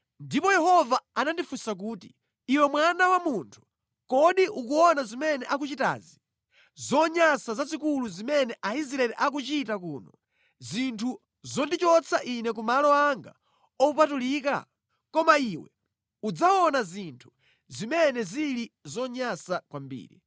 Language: Nyanja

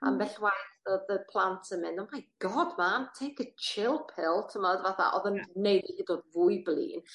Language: Welsh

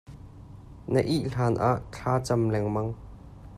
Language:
Hakha Chin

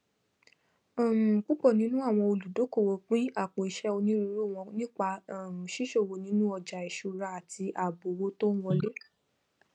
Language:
Yoruba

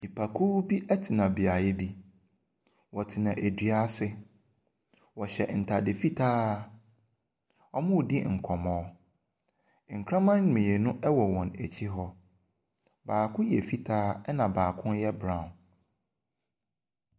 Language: Akan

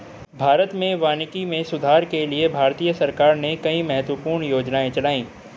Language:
Hindi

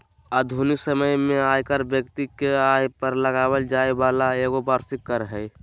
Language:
Magahi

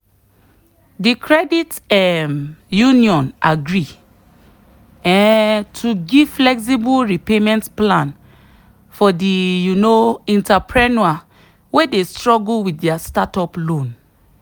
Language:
Nigerian Pidgin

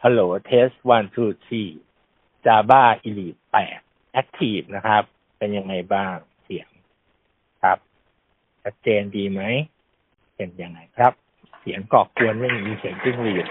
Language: Thai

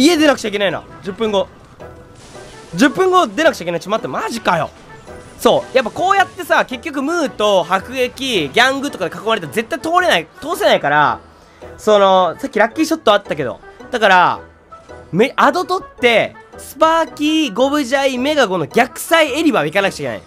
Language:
Japanese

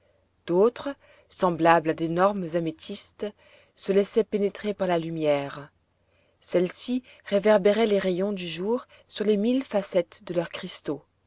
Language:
French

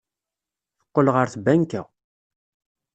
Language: Kabyle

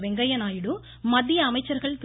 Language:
Tamil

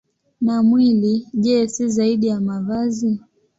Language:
Swahili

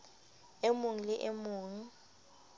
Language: Southern Sotho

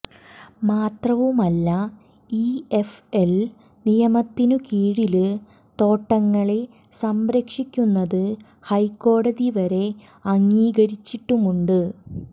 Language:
Malayalam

